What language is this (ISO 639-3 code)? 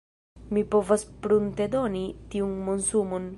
epo